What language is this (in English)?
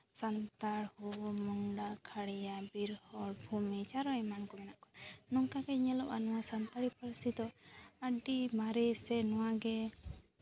Santali